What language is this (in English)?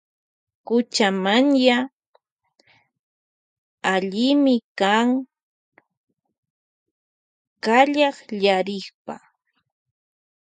Loja Highland Quichua